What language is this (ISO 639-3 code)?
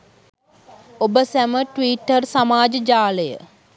sin